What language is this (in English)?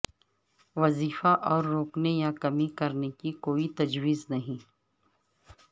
Urdu